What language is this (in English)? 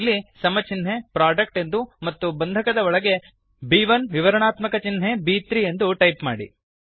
Kannada